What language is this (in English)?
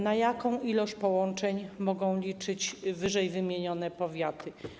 Polish